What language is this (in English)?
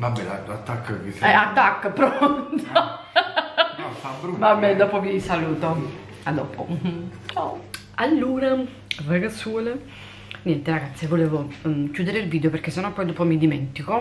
Italian